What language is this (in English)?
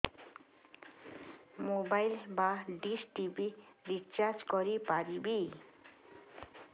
Odia